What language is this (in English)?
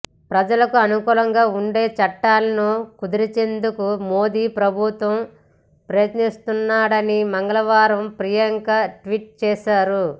Telugu